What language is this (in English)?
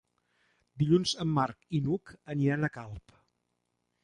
Catalan